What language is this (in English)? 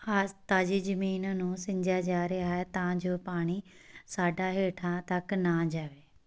Punjabi